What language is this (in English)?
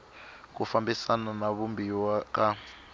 Tsonga